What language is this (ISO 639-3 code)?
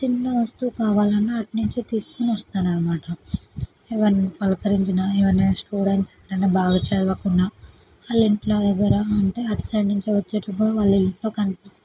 tel